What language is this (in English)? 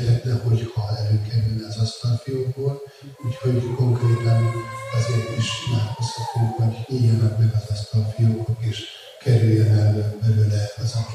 Hungarian